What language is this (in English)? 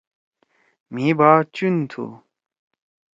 Torwali